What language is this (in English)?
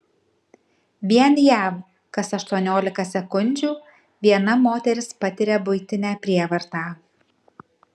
Lithuanian